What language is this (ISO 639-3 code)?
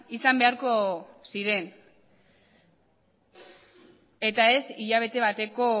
eus